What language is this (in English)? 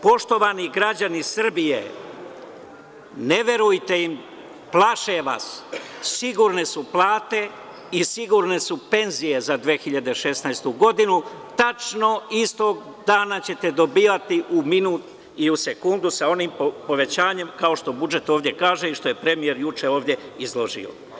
Serbian